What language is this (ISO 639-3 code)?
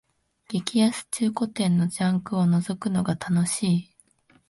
jpn